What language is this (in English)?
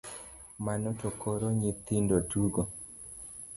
Luo (Kenya and Tanzania)